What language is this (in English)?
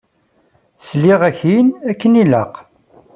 Kabyle